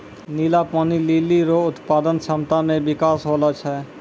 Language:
Maithili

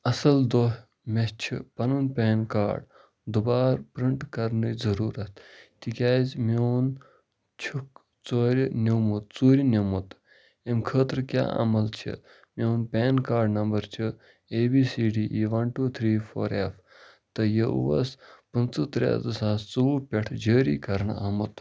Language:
Kashmiri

